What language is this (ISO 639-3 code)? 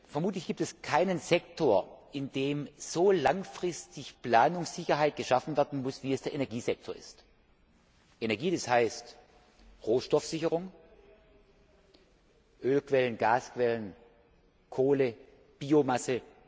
deu